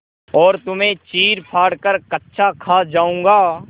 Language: Hindi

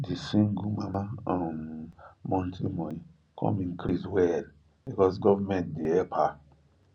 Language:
Nigerian Pidgin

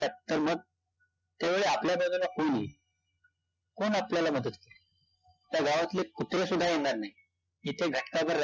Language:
Marathi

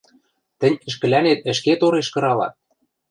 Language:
Western Mari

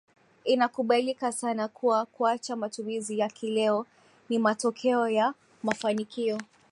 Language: Swahili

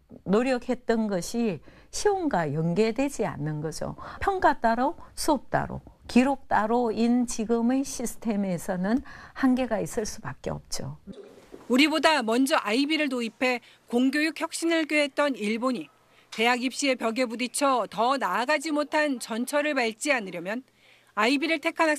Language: Korean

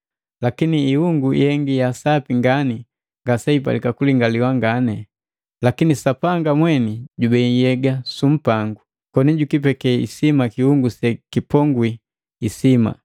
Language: Matengo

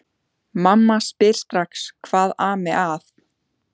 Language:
Icelandic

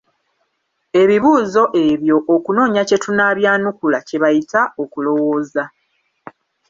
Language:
Ganda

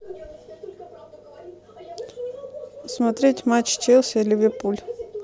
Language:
Russian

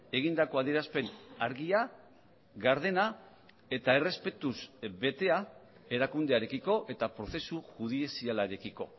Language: Basque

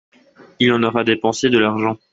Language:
French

